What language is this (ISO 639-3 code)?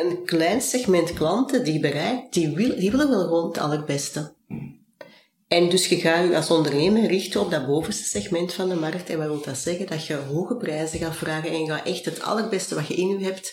nld